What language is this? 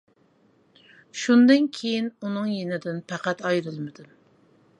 Uyghur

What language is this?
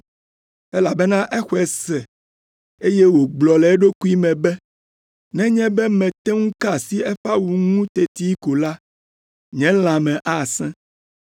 Ewe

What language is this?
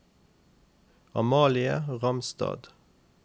Norwegian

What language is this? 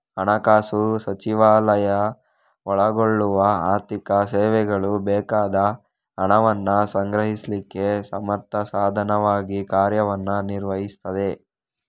Kannada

